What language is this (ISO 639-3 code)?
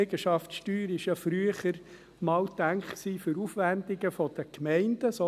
gsw